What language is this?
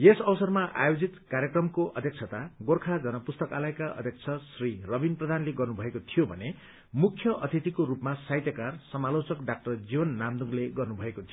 Nepali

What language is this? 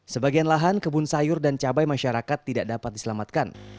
Indonesian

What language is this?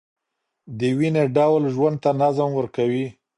Pashto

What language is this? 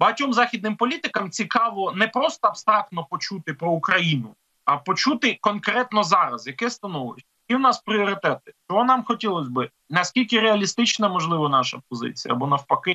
Ukrainian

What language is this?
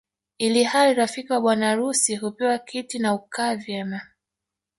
Swahili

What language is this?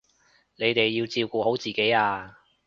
Cantonese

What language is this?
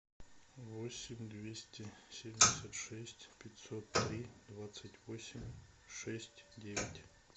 Russian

